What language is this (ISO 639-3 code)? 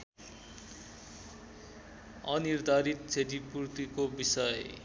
nep